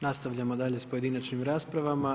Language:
Croatian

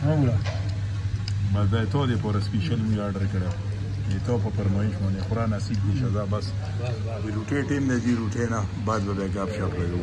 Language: Arabic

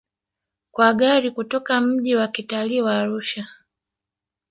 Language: Swahili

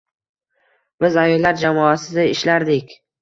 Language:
Uzbek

